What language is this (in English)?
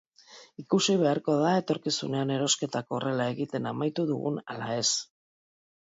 Basque